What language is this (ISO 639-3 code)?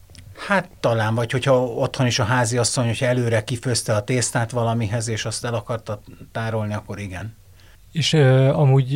hun